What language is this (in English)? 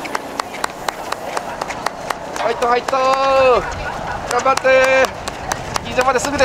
Japanese